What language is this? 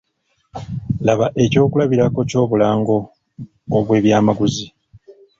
Ganda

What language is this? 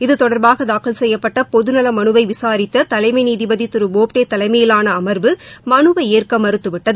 Tamil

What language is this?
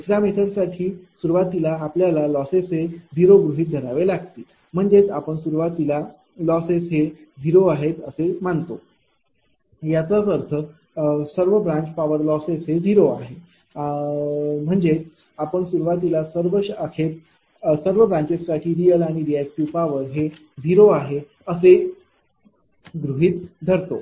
Marathi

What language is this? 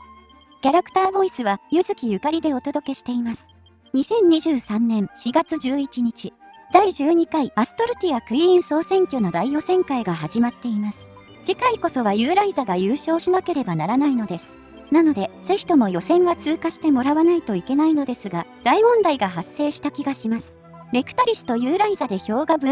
Japanese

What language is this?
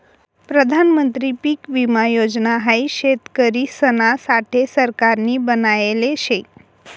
Marathi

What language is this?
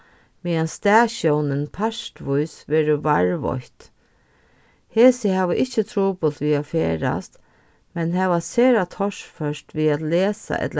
Faroese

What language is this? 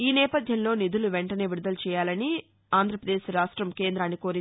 Telugu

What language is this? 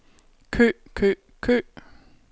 Danish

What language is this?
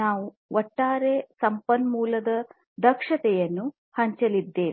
Kannada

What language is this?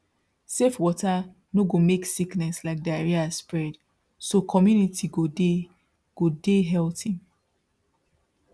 Nigerian Pidgin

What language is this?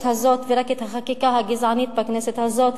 Hebrew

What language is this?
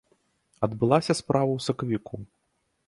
Belarusian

